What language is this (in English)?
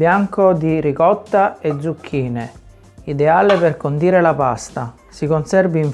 Italian